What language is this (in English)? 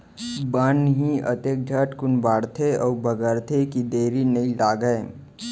Chhattisgarhi